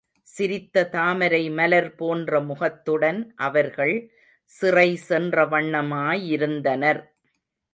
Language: Tamil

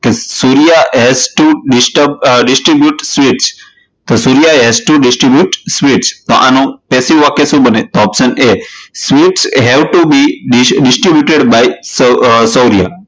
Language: Gujarati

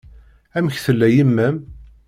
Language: Kabyle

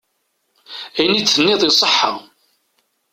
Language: Kabyle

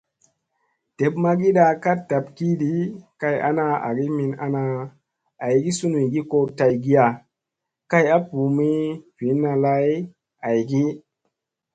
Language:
Musey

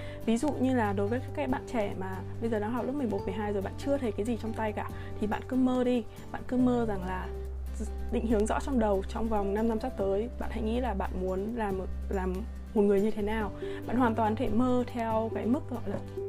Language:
Vietnamese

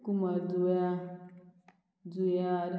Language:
Konkani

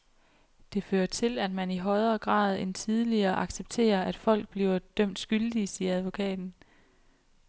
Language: Danish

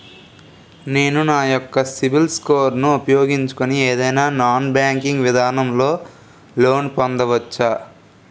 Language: Telugu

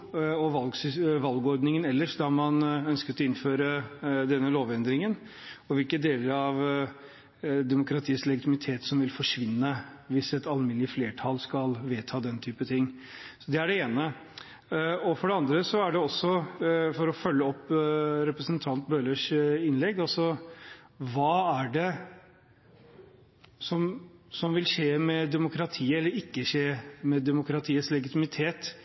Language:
Norwegian Bokmål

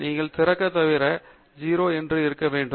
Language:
Tamil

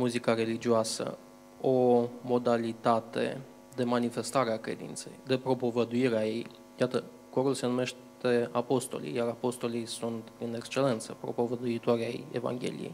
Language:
Romanian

